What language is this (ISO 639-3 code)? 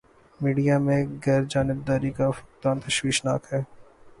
urd